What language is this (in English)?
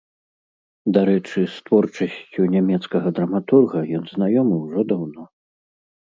Belarusian